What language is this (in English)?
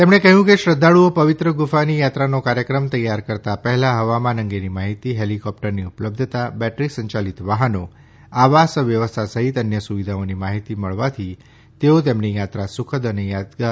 Gujarati